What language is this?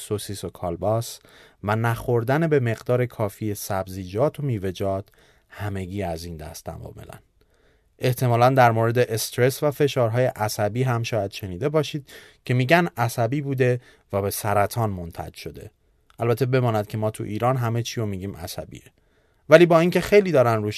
Persian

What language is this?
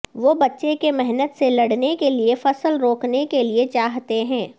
Urdu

